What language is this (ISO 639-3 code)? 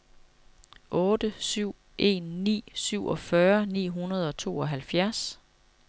dan